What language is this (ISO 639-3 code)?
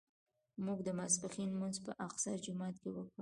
pus